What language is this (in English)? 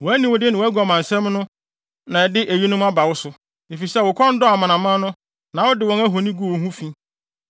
Akan